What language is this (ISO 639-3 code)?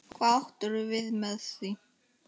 isl